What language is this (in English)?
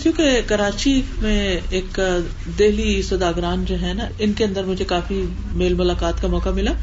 Urdu